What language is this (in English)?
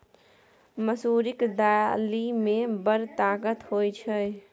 Maithili